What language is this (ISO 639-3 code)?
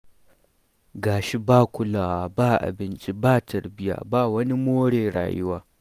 hau